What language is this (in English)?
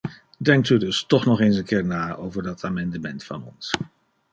Dutch